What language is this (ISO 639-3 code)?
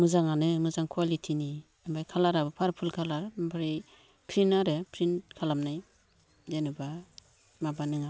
brx